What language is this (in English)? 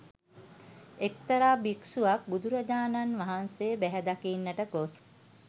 Sinhala